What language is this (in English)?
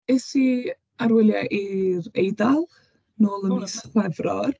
Welsh